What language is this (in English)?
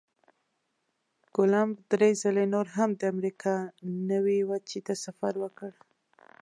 Pashto